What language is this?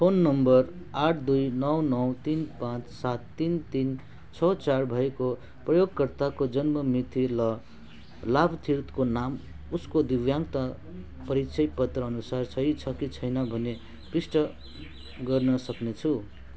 Nepali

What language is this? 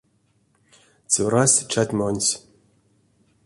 Erzya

